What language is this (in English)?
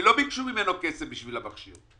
Hebrew